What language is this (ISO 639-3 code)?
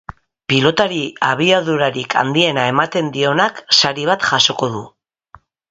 eus